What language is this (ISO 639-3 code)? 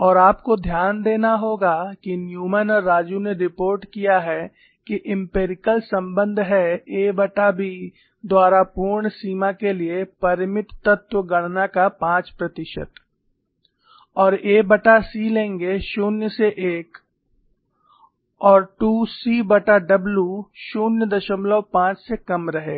hin